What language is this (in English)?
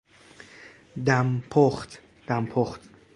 Persian